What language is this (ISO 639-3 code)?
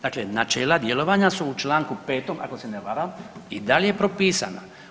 hrv